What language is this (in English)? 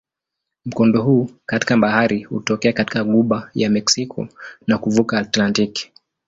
Swahili